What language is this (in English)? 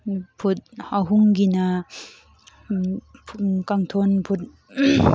Manipuri